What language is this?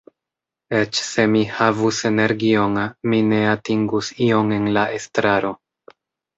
Esperanto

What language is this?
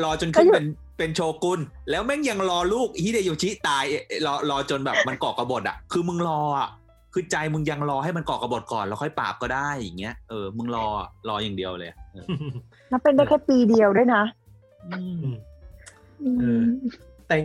Thai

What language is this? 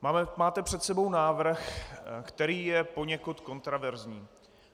Czech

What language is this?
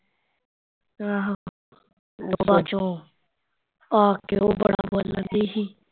Punjabi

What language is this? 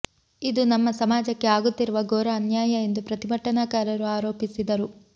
Kannada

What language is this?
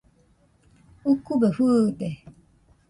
Nüpode Huitoto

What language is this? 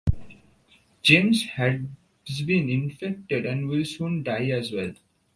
English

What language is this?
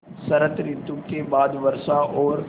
Hindi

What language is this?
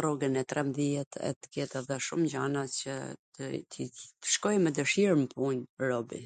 Gheg Albanian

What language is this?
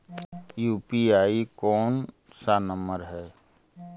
Magahi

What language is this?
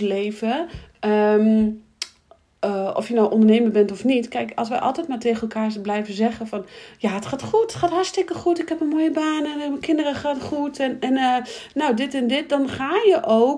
Dutch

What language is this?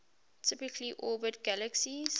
English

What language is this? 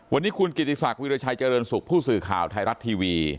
Thai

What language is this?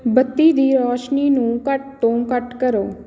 Punjabi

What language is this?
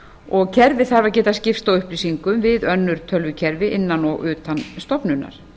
Icelandic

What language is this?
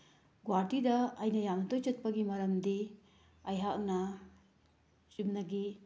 Manipuri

